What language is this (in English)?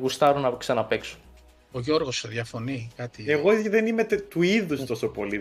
Greek